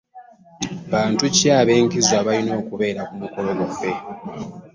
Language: Ganda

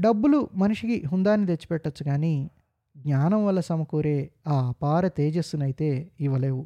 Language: Telugu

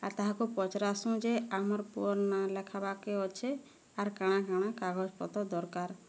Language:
Odia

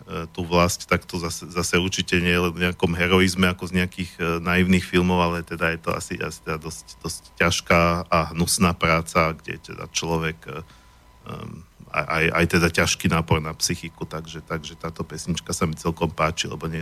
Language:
Slovak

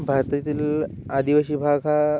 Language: Marathi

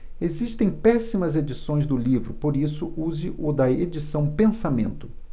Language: Portuguese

